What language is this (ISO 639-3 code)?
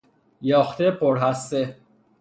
fas